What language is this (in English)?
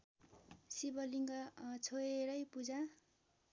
Nepali